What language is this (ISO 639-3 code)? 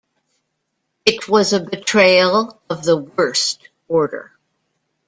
eng